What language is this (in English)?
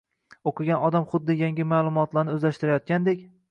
Uzbek